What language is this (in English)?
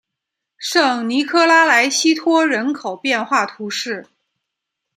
Chinese